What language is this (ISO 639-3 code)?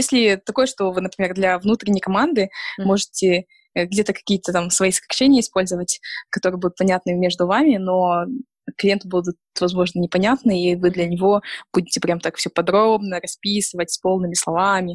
rus